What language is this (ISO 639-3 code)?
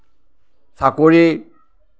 asm